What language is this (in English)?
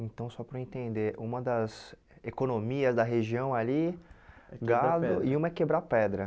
Portuguese